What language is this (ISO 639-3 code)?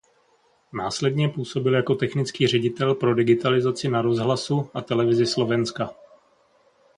ces